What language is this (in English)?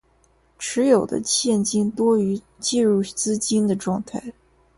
Chinese